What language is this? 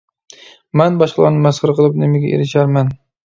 Uyghur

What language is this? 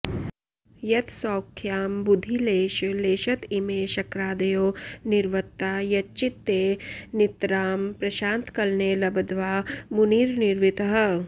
Sanskrit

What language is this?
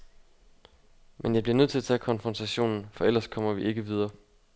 Danish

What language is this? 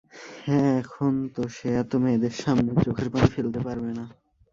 Bangla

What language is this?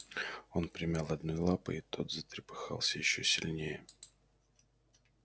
Russian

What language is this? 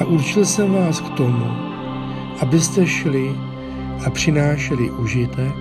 Czech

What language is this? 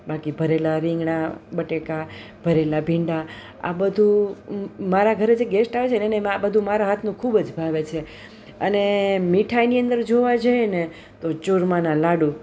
Gujarati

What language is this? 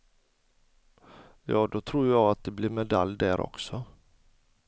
Swedish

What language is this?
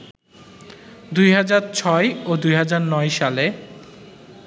Bangla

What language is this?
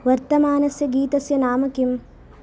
Sanskrit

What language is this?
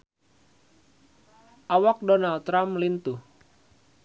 Sundanese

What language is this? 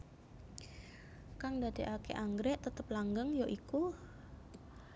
Javanese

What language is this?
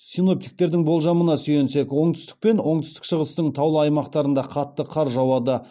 Kazakh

